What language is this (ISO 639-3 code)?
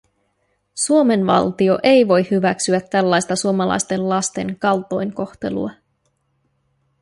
fin